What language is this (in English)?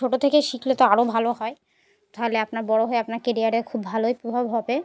Bangla